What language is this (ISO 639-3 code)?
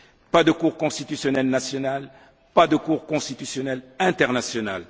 fra